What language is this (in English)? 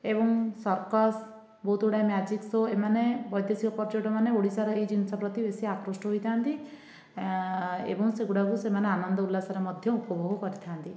Odia